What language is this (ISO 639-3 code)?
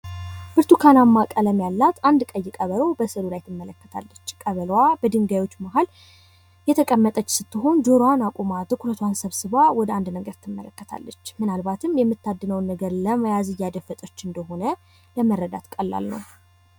amh